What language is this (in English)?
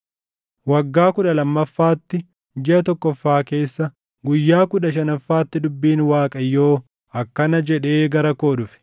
Oromo